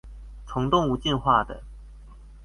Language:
Chinese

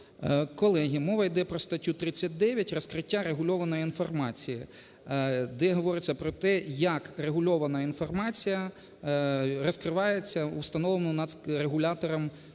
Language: Ukrainian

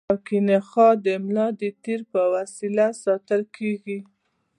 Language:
Pashto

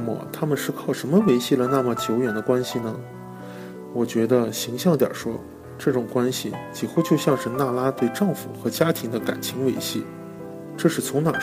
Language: Chinese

